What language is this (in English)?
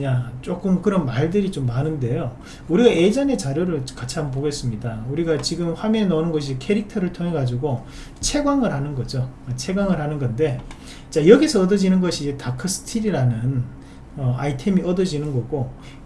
Korean